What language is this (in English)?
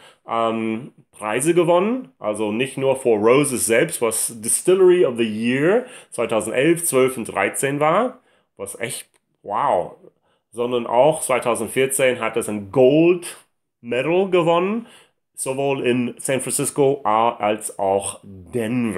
German